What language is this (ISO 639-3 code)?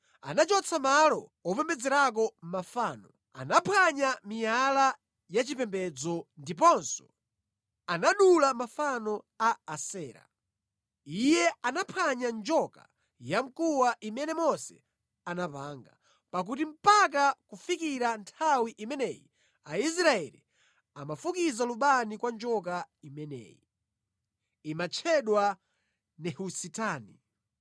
nya